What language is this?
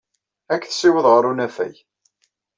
Kabyle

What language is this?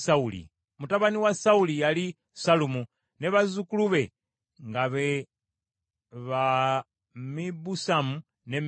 Ganda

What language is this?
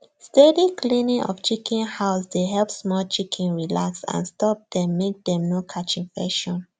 Nigerian Pidgin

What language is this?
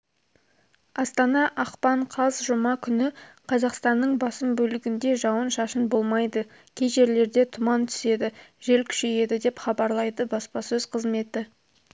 Kazakh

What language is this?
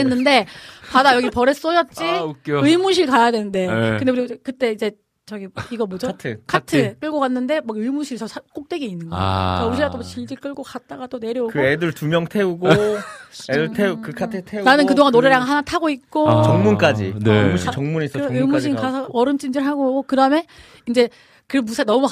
Korean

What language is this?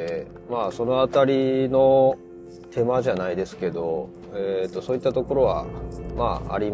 Japanese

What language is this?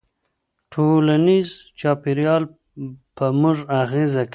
Pashto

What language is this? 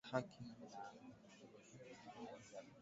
Swahili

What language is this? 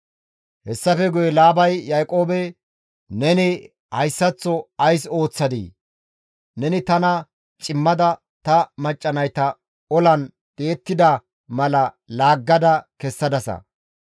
Gamo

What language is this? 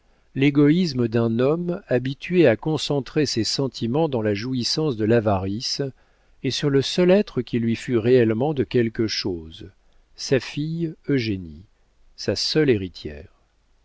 French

